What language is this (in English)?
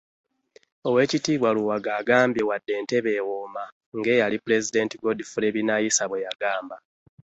Ganda